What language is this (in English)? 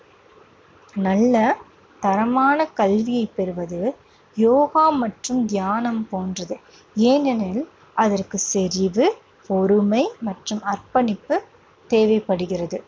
Tamil